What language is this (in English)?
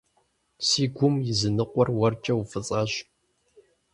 Kabardian